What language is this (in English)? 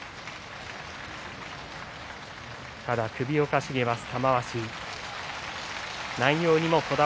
Japanese